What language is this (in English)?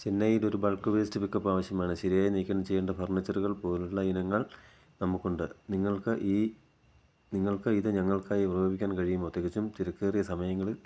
Malayalam